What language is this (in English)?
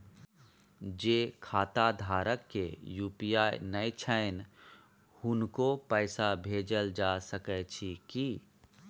Maithili